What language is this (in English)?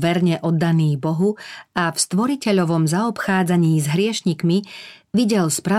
Slovak